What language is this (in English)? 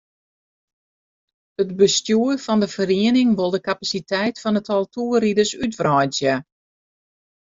Western Frisian